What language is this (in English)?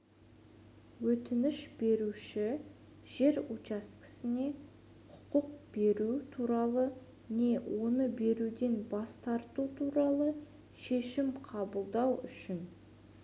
Kazakh